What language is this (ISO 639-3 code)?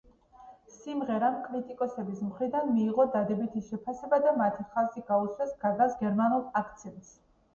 kat